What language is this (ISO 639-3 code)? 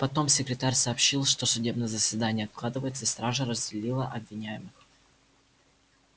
rus